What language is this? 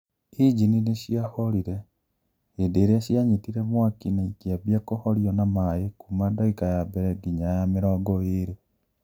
Kikuyu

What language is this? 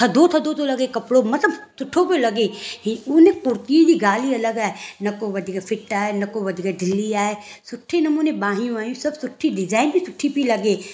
Sindhi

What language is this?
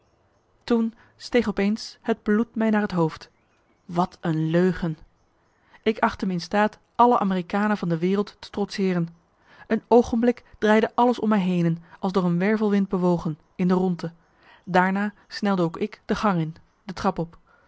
Dutch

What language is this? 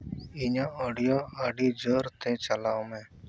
Santali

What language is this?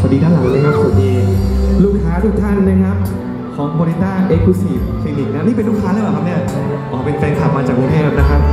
Thai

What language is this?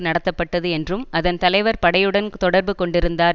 Tamil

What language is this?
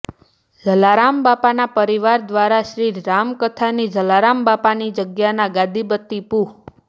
Gujarati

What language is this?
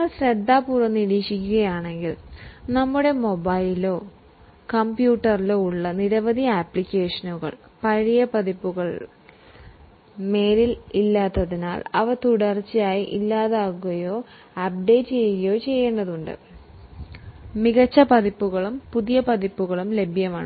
Malayalam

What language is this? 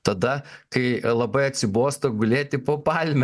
Lithuanian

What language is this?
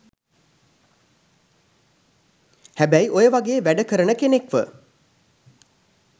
Sinhala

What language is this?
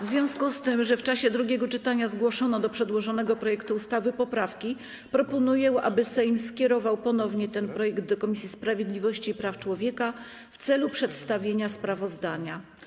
Polish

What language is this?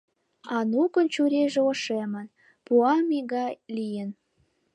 Mari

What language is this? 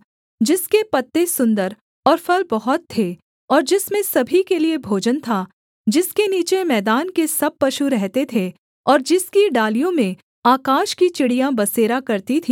Hindi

